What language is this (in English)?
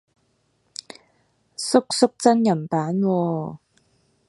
Cantonese